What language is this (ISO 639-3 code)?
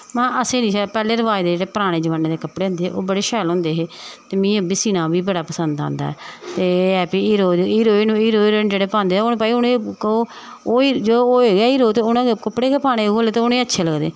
doi